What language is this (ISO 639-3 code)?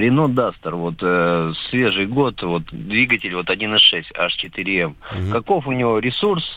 rus